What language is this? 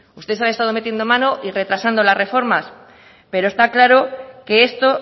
Spanish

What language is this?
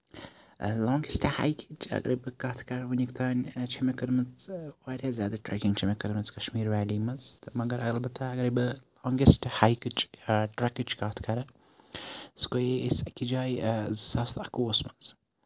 Kashmiri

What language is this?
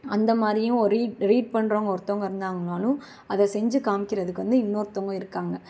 Tamil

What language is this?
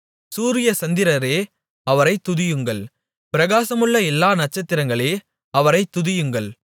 Tamil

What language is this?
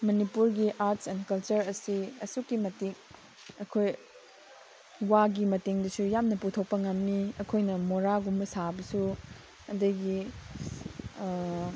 Manipuri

